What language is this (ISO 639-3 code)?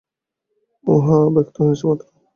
ben